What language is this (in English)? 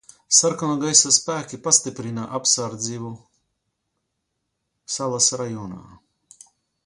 Latvian